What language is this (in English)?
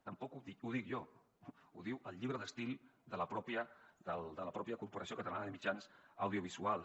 Catalan